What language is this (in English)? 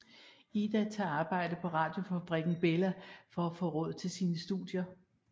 Danish